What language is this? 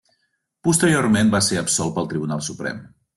Catalan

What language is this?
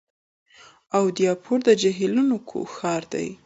Pashto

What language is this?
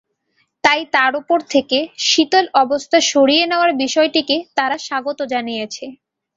Bangla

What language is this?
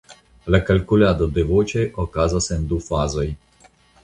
Esperanto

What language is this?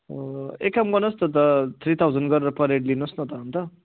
Nepali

